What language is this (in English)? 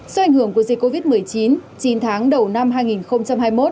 Vietnamese